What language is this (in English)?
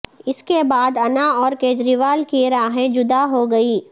Urdu